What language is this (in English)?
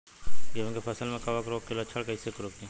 Bhojpuri